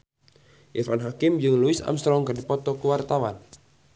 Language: Sundanese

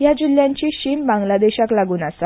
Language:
Konkani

